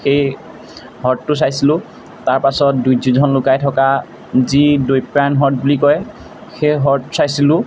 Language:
Assamese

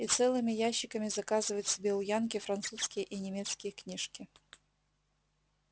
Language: Russian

